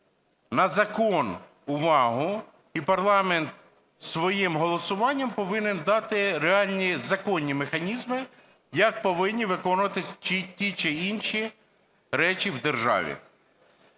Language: Ukrainian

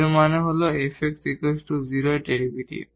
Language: Bangla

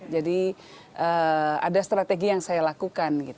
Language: Indonesian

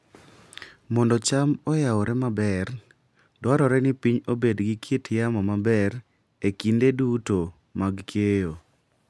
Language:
Luo (Kenya and Tanzania)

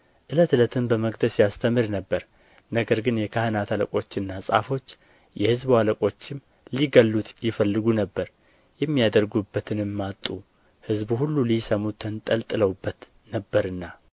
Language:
Amharic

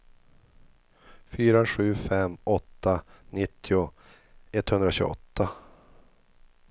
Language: Swedish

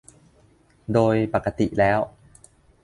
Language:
Thai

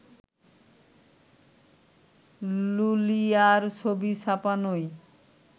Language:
Bangla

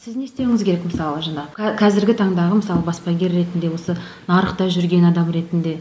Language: Kazakh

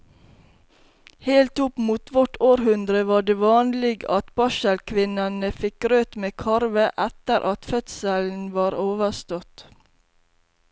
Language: Norwegian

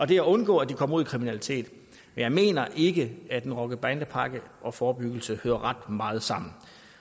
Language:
Danish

